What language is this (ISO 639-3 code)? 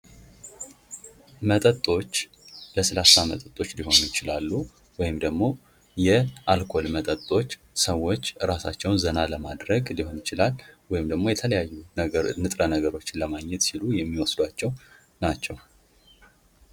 amh